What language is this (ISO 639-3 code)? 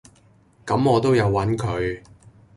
yue